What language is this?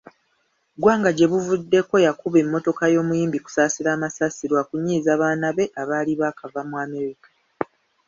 Ganda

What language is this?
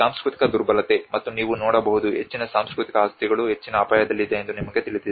Kannada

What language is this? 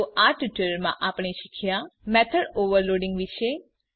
Gujarati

